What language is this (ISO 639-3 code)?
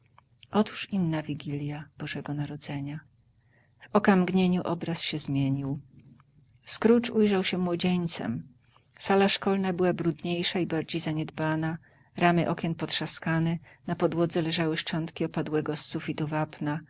pol